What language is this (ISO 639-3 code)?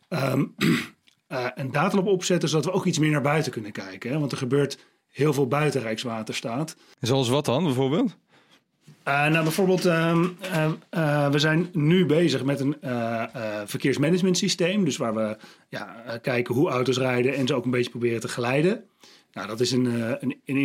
nld